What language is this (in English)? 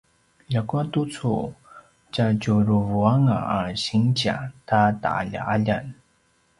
Paiwan